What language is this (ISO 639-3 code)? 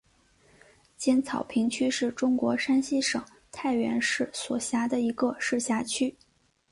zho